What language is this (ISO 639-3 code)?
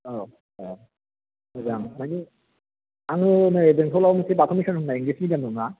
brx